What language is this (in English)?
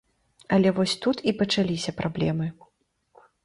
Belarusian